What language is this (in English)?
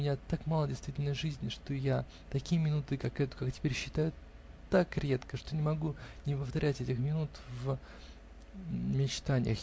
Russian